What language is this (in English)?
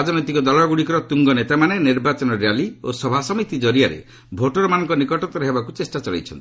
Odia